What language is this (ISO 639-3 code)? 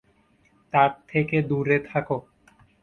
ben